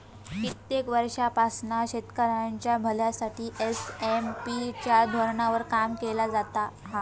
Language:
Marathi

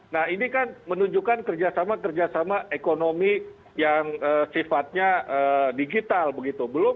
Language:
Indonesian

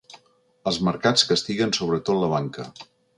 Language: Catalan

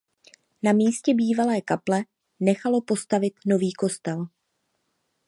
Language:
Czech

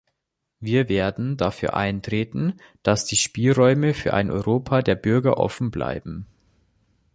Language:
German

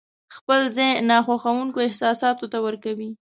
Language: Pashto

